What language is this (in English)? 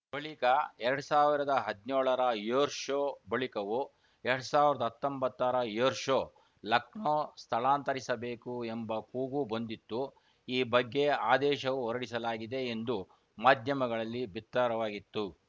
Kannada